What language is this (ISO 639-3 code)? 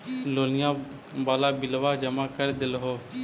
mag